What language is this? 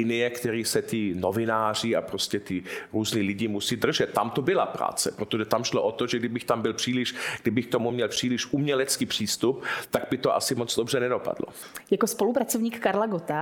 Czech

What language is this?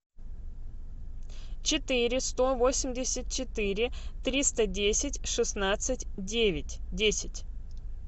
Russian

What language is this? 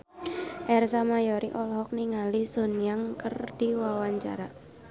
Sundanese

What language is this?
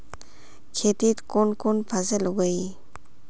Magahi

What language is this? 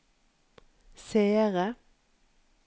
Norwegian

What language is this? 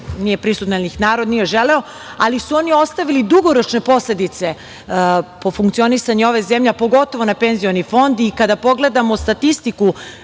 Serbian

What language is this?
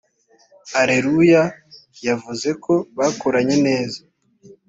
Kinyarwanda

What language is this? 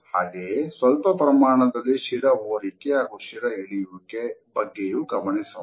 Kannada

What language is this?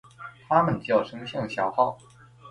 Chinese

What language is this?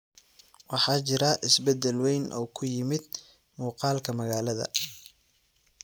Somali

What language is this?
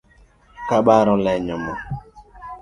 Luo (Kenya and Tanzania)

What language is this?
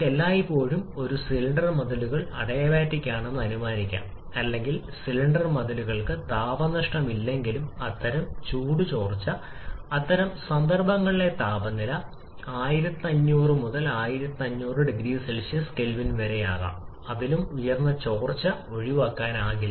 Malayalam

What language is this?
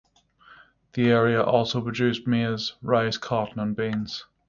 English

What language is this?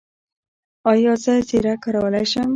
Pashto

